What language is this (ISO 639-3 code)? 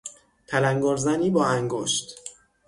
fas